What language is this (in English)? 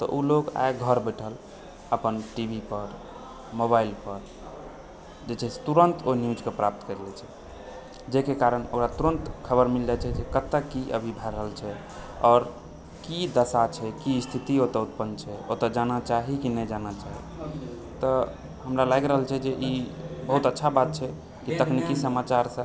Maithili